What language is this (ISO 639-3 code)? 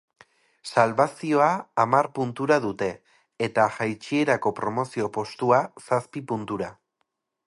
eus